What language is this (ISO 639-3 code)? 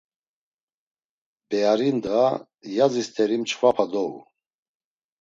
lzz